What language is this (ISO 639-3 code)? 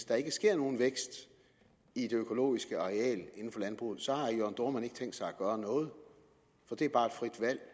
dan